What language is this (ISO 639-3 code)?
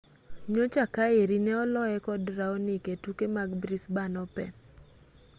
luo